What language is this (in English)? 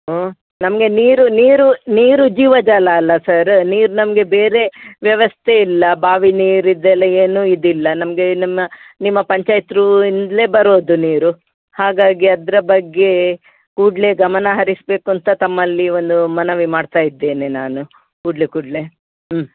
Kannada